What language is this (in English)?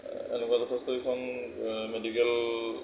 Assamese